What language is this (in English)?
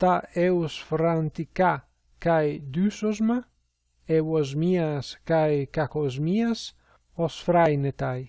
Greek